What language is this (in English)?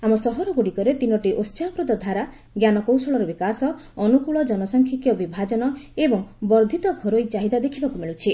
Odia